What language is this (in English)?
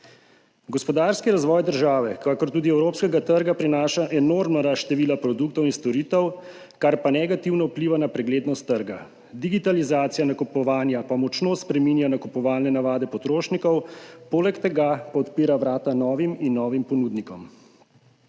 Slovenian